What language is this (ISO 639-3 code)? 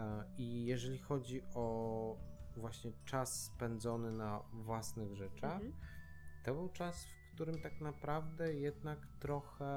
pol